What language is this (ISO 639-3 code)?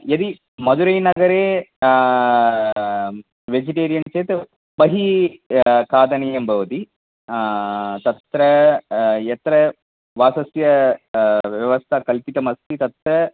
san